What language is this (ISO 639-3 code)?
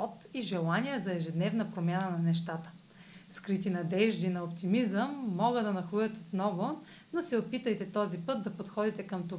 bul